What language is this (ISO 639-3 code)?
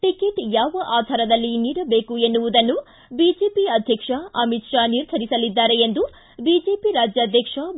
kan